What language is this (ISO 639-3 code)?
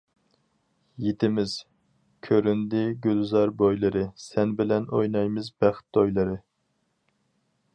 uig